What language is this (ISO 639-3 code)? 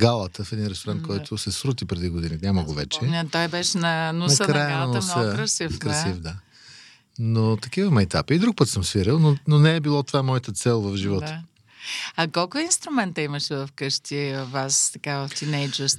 bul